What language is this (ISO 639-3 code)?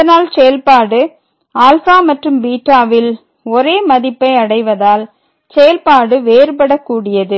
tam